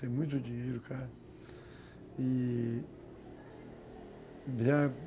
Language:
Portuguese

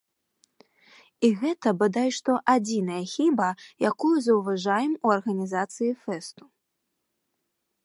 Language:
Belarusian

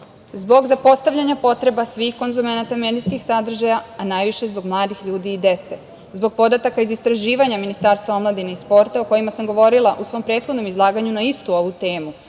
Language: Serbian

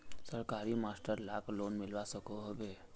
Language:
Magahi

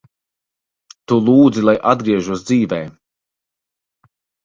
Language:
Latvian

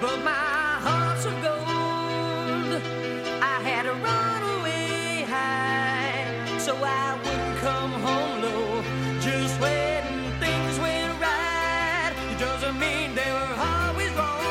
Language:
Slovak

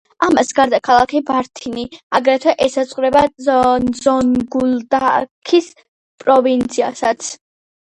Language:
Georgian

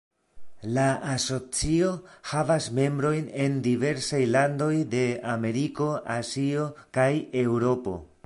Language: Esperanto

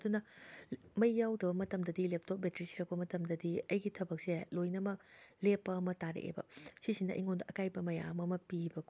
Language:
Manipuri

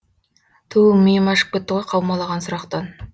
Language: Kazakh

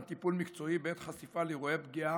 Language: Hebrew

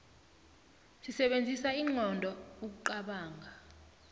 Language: South Ndebele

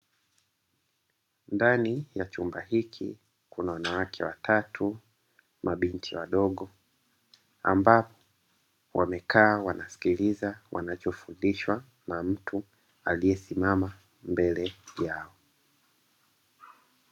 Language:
Swahili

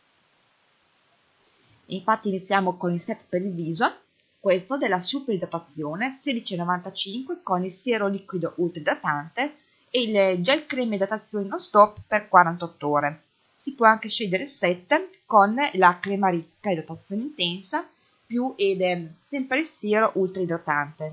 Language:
Italian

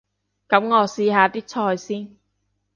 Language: Cantonese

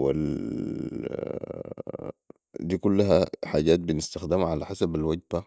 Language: Sudanese Arabic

